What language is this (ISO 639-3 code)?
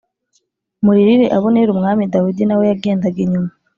kin